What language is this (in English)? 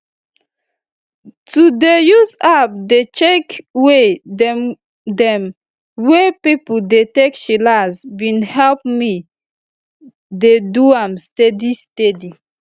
Nigerian Pidgin